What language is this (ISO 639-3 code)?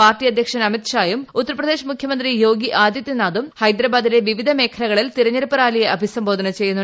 mal